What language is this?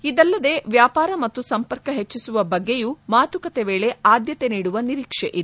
Kannada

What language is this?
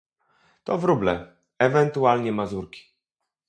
Polish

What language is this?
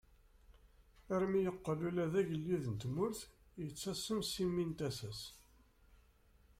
Kabyle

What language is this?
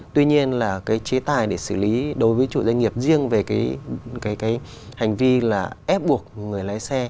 Vietnamese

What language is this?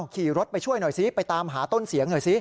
Thai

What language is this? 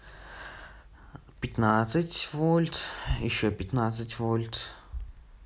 Russian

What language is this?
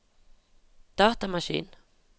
Norwegian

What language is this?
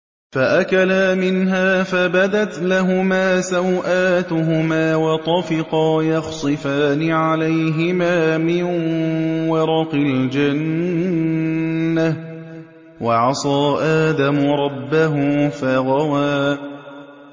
Arabic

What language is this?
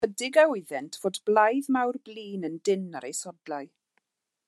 Welsh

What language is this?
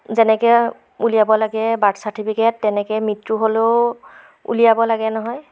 Assamese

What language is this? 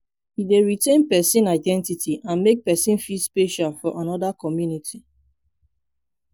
Nigerian Pidgin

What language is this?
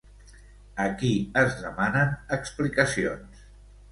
Catalan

